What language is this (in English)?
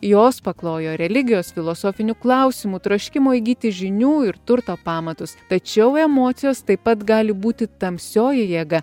Lithuanian